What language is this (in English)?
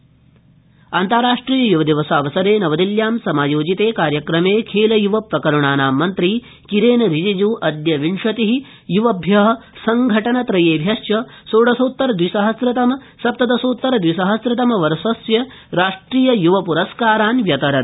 Sanskrit